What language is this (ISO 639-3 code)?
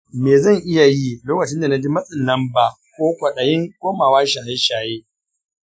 hau